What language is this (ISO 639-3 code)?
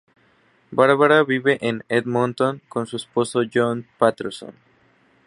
spa